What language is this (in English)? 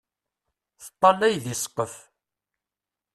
Kabyle